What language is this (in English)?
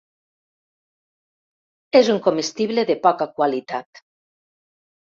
Catalan